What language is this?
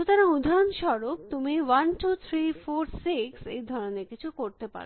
Bangla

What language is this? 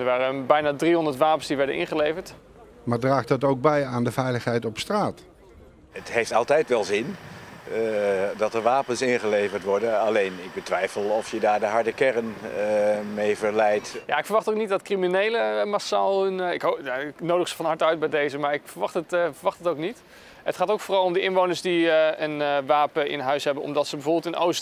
Dutch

